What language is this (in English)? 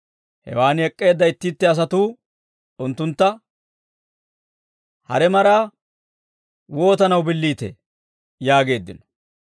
Dawro